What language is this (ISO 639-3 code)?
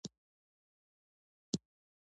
pus